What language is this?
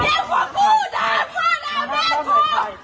Thai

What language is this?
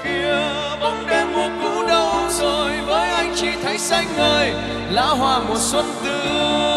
Vietnamese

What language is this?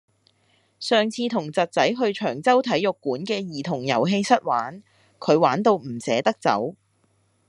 Cantonese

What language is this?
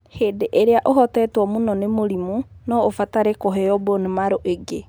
Kikuyu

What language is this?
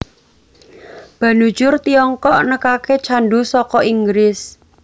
Javanese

